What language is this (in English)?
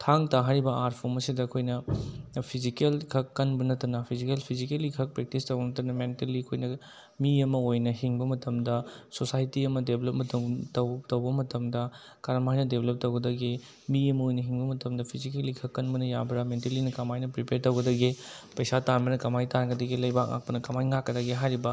Manipuri